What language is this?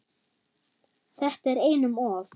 Icelandic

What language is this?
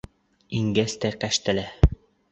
Bashkir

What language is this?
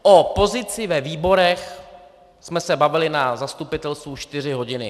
Czech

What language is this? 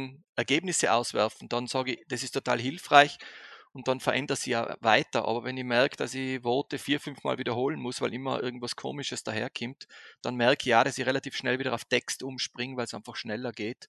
German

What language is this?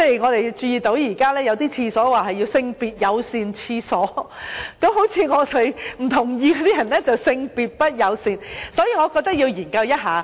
Cantonese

